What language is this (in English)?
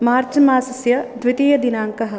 Sanskrit